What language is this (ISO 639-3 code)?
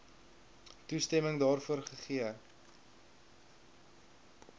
afr